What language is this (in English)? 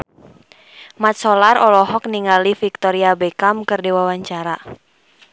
Sundanese